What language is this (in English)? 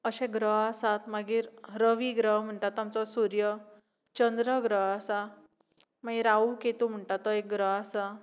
Konkani